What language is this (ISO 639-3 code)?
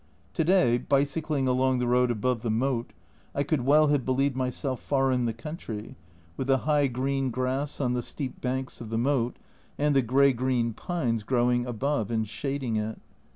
eng